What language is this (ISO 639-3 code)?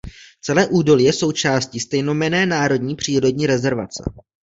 ces